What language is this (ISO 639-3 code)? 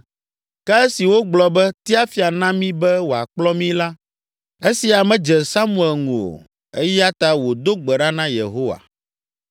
ewe